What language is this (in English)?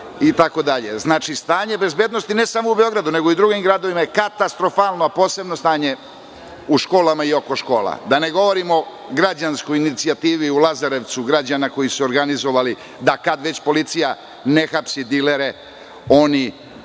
Serbian